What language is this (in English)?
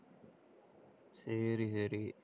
Tamil